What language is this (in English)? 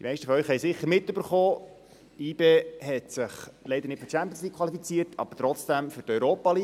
Swiss German